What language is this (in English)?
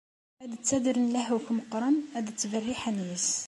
Kabyle